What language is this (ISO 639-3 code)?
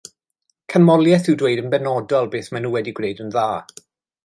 cym